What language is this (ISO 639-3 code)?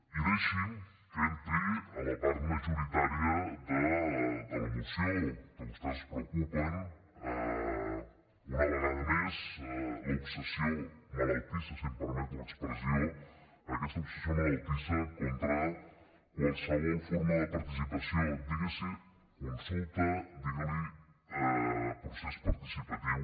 cat